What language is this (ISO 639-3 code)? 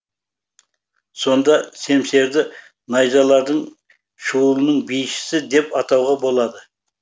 kaz